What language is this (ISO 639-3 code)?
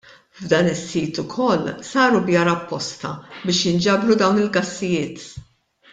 mlt